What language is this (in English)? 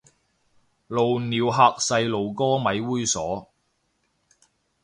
Cantonese